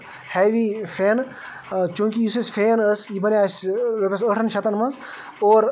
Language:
Kashmiri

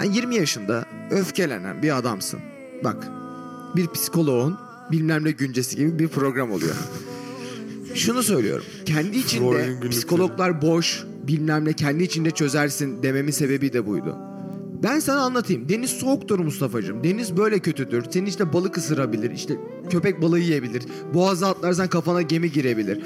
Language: Turkish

